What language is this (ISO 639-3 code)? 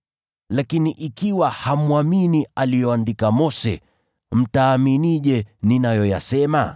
swa